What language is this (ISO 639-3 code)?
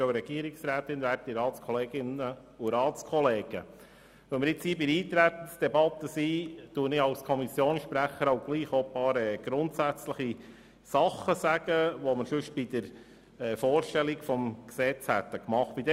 gsw